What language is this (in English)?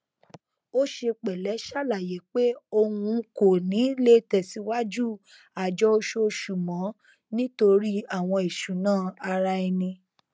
Yoruba